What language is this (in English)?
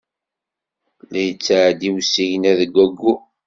Kabyle